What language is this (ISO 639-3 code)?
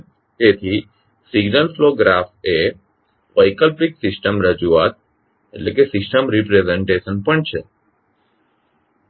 guj